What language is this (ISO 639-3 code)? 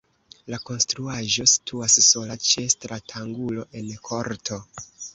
epo